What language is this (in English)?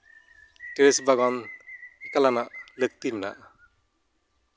Santali